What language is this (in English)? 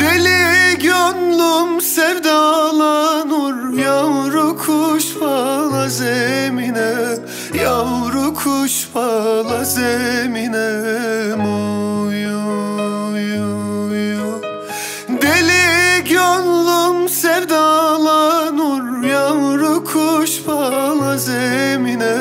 Turkish